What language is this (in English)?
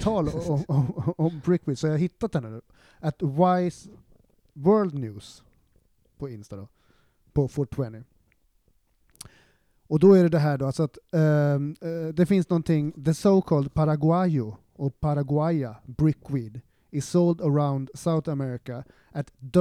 Swedish